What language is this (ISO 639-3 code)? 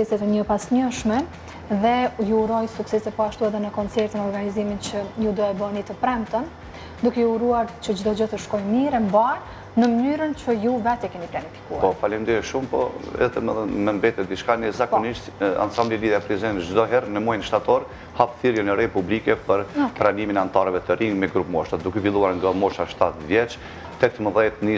ron